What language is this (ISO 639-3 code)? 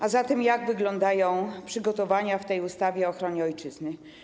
pol